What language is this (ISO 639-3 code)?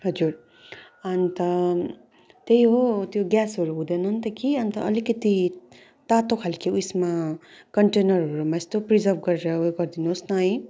nep